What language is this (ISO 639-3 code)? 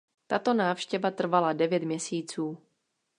ces